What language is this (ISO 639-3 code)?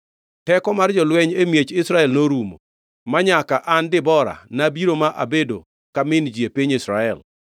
luo